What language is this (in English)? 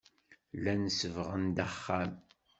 Kabyle